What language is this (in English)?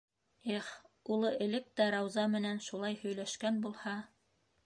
Bashkir